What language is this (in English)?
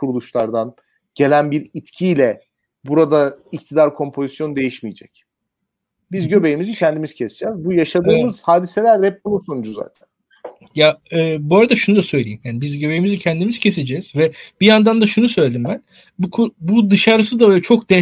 Turkish